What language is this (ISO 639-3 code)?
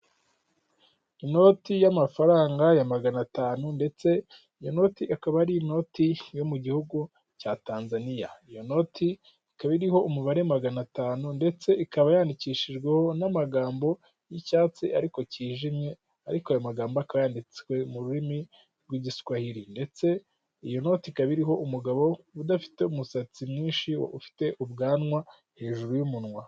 kin